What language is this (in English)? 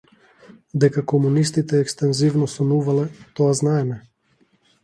Macedonian